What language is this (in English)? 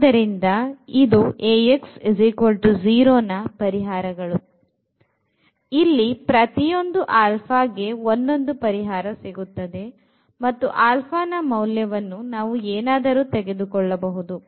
Kannada